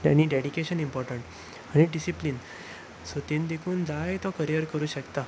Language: Konkani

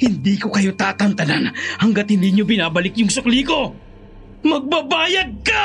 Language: Filipino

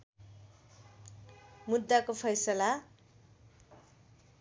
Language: Nepali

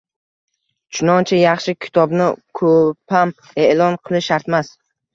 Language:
Uzbek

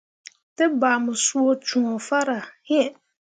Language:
Mundang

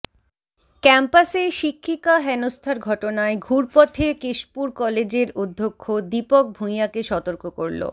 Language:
Bangla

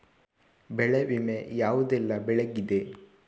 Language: Kannada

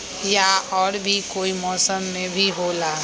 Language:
Magahi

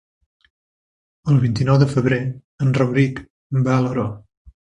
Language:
Catalan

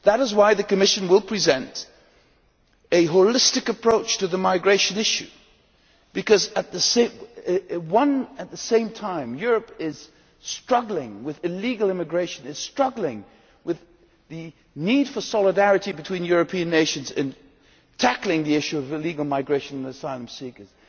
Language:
English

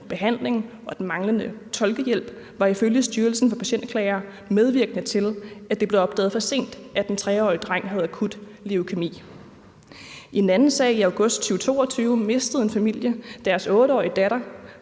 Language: Danish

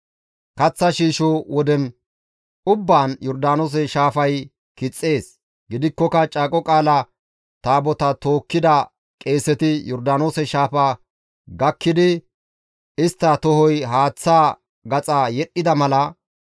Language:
Gamo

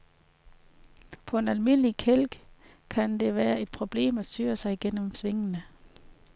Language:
Danish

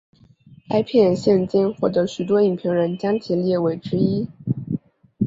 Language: Chinese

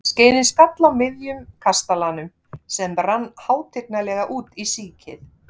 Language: Icelandic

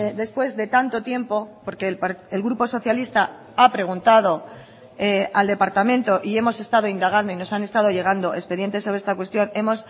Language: Spanish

